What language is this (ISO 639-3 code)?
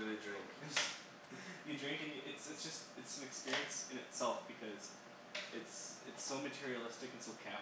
eng